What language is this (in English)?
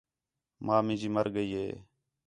Khetrani